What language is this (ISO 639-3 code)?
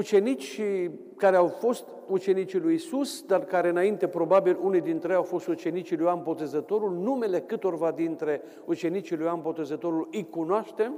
ron